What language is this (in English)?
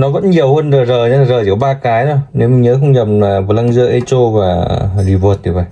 Vietnamese